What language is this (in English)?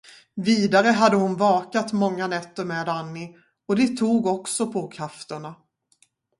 Swedish